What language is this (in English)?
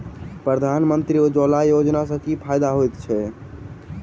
Maithili